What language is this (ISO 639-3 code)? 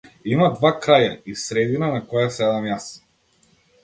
mkd